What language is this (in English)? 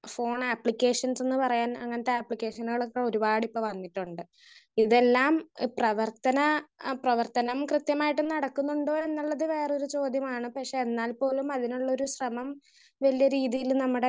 Malayalam